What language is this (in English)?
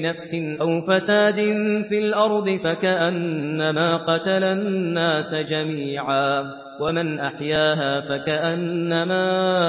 Arabic